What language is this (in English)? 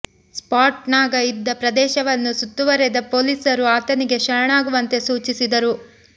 Kannada